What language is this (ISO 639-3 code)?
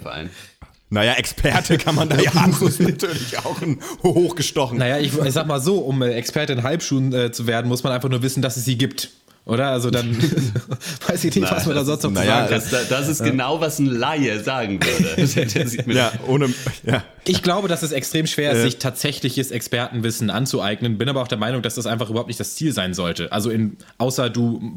deu